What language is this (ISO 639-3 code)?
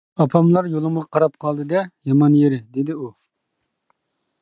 uig